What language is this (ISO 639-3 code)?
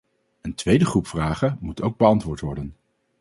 nld